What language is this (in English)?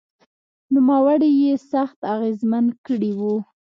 Pashto